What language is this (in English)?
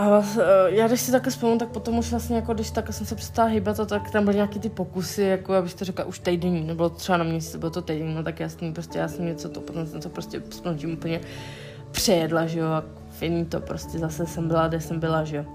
Czech